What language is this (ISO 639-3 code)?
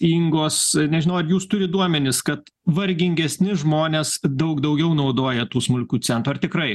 lit